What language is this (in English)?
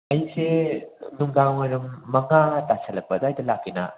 Manipuri